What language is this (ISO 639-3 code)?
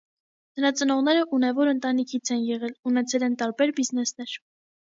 hye